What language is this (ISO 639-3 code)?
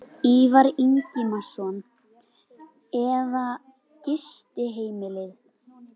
isl